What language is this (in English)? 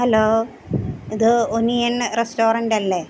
Malayalam